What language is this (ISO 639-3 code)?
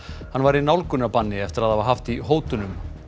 isl